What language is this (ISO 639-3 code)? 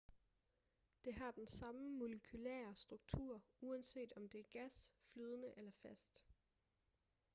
dan